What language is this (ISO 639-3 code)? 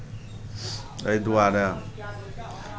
mai